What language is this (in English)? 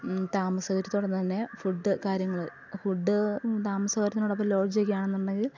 Malayalam